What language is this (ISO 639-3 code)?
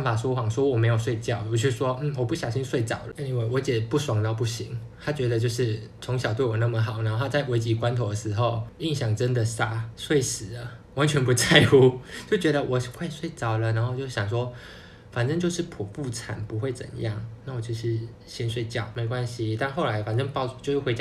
zho